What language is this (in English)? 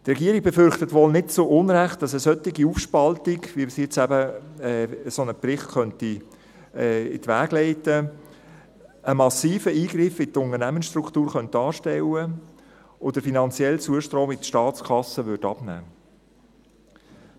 Swiss German